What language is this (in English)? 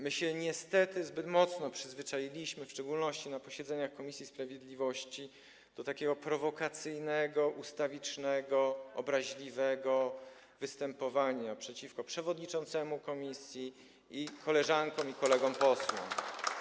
Polish